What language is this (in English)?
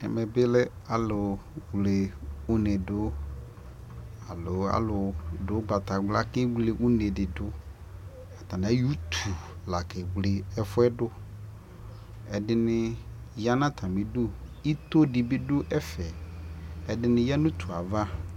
Ikposo